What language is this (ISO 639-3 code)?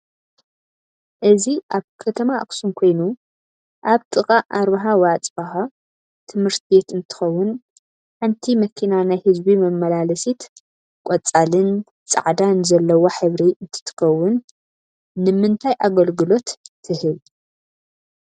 tir